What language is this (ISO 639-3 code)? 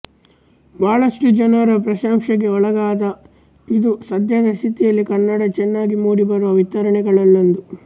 kan